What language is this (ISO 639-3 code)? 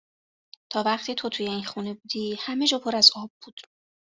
fas